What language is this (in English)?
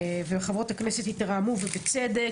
Hebrew